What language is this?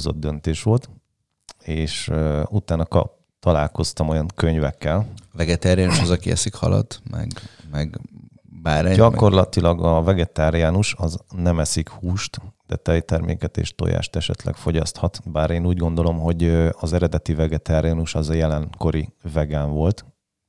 Hungarian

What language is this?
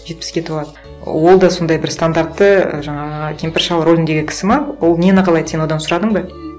Kazakh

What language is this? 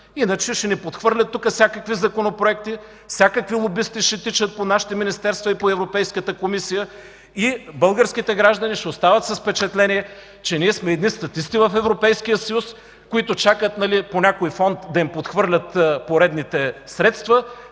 Bulgarian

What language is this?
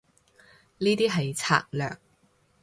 Cantonese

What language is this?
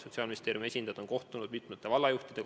Estonian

